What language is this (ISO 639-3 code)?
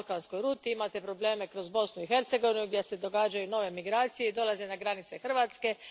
hrv